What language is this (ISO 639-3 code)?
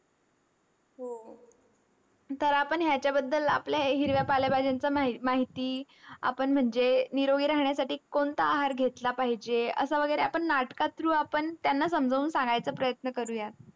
mar